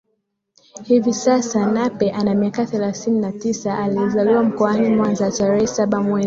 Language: Swahili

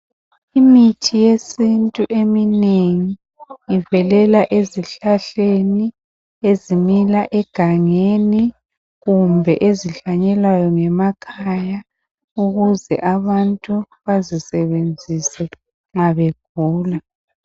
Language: North Ndebele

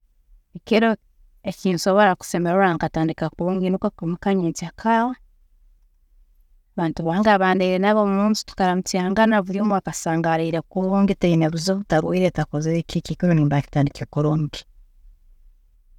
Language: Tooro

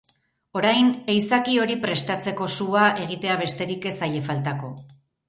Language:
Basque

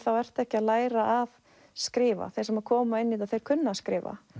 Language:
Icelandic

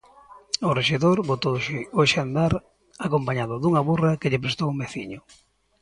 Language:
Galician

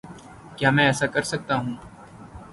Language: Urdu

